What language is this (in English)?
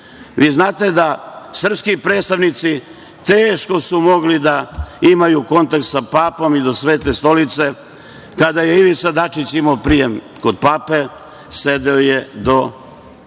Serbian